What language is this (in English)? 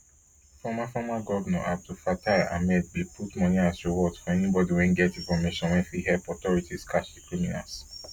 Nigerian Pidgin